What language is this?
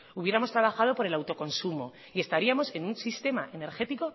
Spanish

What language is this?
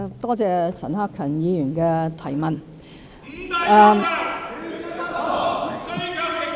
Cantonese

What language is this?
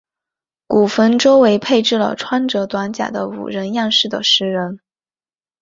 Chinese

